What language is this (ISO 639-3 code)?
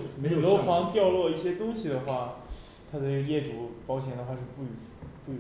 zho